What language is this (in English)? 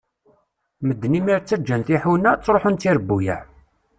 Kabyle